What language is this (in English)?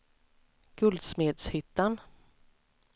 Swedish